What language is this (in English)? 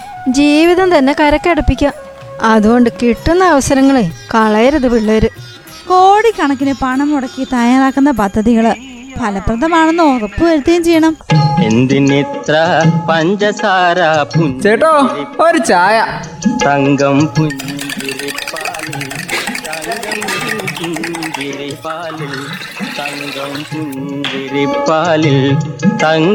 Malayalam